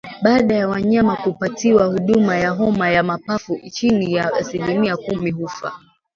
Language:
Swahili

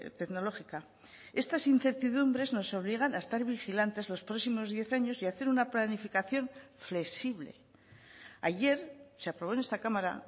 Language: Spanish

